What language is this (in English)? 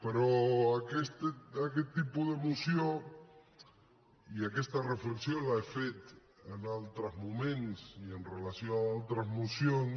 Catalan